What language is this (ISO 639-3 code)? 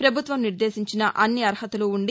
tel